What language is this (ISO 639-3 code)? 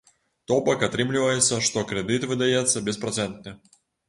bel